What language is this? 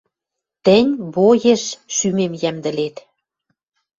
Western Mari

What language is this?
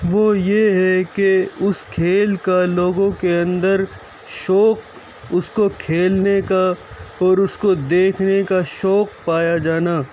Urdu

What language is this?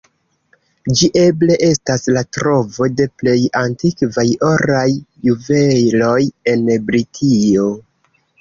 Esperanto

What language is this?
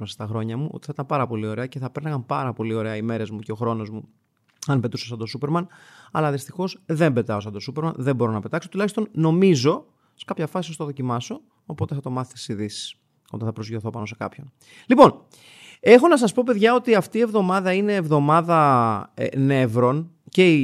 Greek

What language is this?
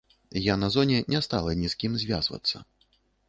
Belarusian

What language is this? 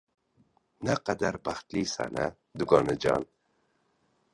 Uzbek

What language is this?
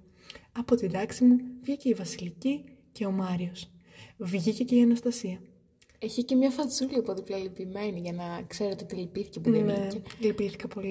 Greek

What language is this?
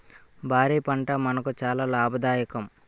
Telugu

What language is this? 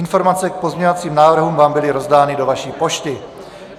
Czech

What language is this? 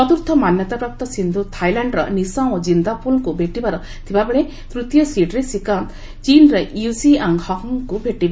Odia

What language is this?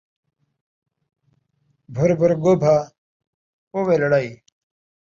Saraiki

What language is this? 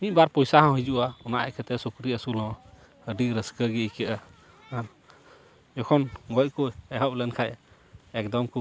Santali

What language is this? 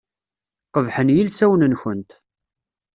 Kabyle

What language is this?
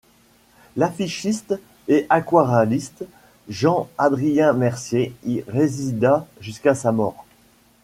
French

